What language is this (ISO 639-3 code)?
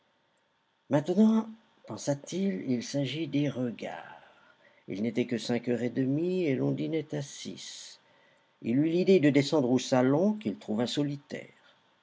fra